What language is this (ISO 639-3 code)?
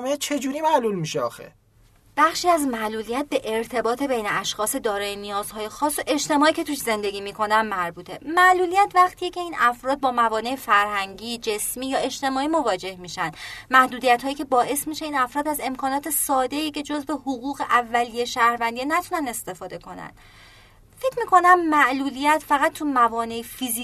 fas